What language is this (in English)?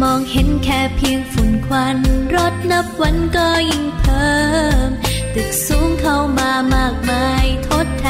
Thai